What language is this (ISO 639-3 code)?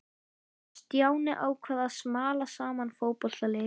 isl